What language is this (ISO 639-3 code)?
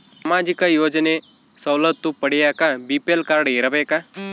kan